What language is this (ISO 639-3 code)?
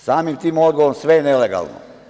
srp